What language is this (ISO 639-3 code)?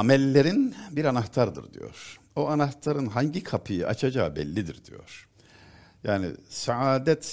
tur